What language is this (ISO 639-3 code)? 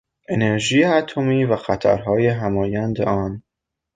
fas